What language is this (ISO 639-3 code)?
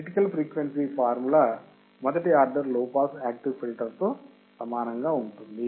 tel